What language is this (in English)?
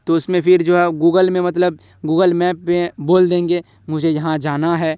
Urdu